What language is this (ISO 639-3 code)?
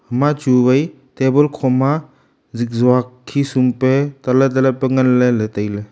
nnp